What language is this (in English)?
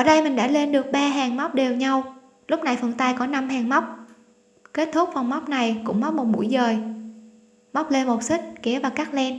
Vietnamese